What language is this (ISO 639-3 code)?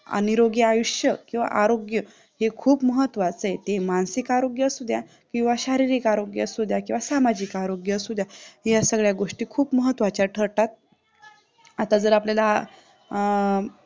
mar